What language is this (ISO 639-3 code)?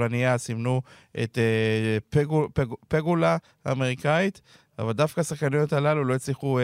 heb